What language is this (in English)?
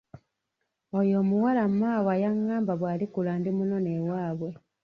Ganda